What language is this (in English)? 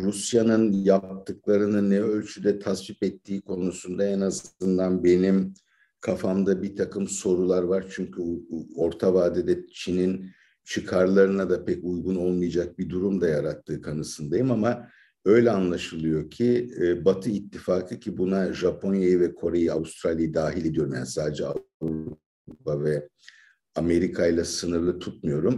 Turkish